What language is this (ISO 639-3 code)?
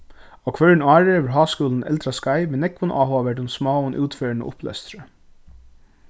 fao